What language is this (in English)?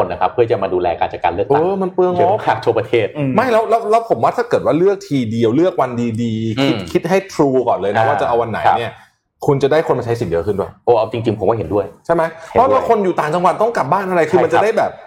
Thai